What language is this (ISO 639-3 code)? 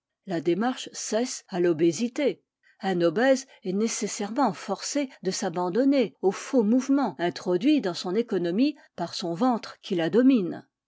fra